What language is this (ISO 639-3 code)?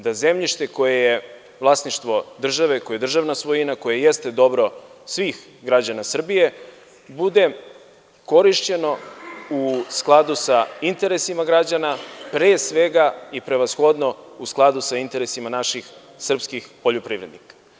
srp